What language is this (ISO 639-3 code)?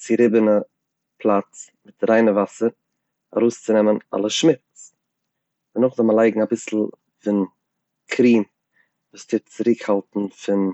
yid